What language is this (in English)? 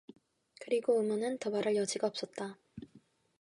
Korean